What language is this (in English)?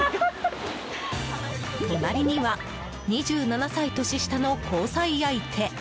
Japanese